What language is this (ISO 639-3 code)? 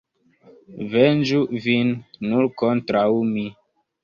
epo